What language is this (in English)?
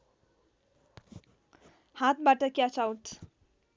Nepali